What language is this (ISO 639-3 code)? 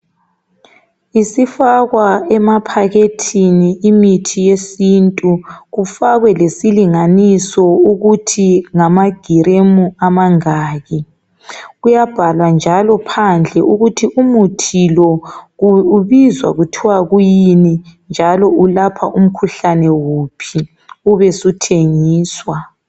nde